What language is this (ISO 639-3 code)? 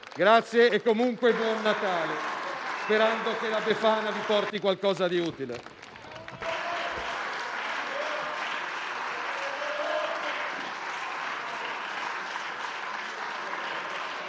ita